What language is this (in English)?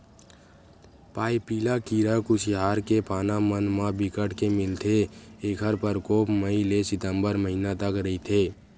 Chhattisgarhi